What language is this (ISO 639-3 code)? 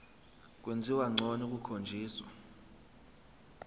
zul